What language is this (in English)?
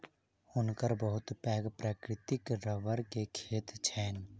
Maithili